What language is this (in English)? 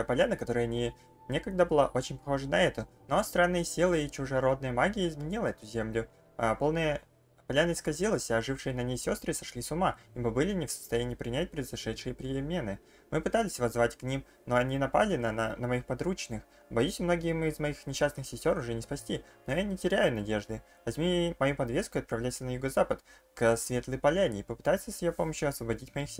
Russian